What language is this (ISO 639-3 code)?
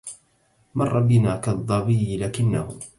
ara